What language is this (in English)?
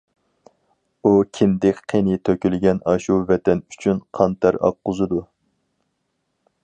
Uyghur